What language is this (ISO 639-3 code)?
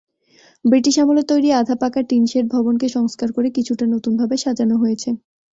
ben